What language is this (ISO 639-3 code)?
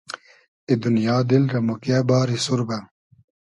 haz